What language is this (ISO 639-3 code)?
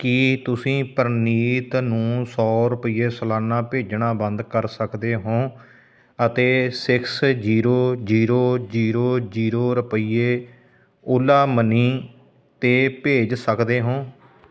pan